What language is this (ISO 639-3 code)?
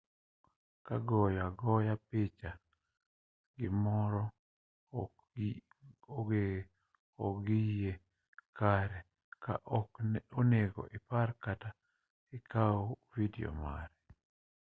luo